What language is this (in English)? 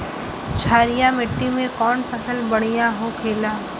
Bhojpuri